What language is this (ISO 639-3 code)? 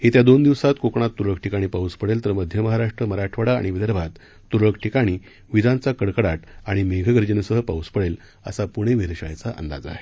mar